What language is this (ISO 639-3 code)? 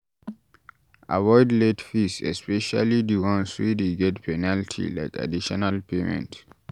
pcm